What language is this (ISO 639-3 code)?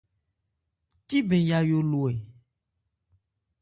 ebr